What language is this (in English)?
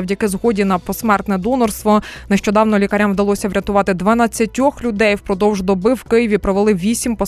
Ukrainian